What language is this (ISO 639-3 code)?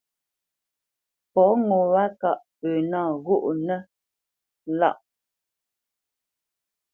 bce